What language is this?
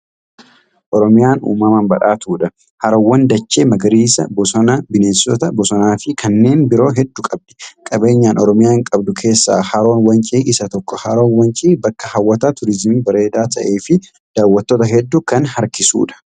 Oromo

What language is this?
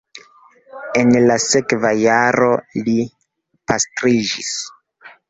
Esperanto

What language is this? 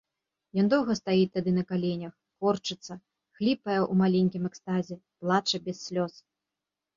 Belarusian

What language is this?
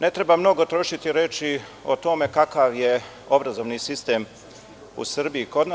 Serbian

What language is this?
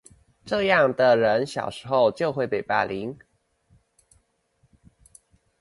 Chinese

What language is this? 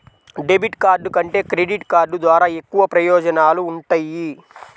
Telugu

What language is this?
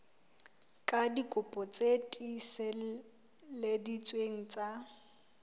Southern Sotho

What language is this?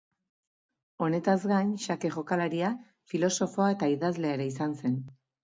Basque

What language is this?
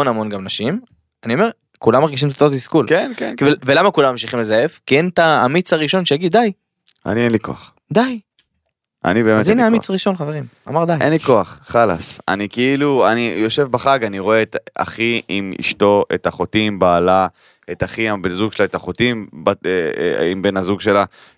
Hebrew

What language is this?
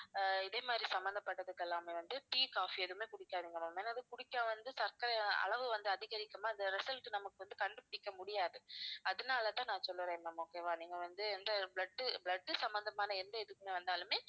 Tamil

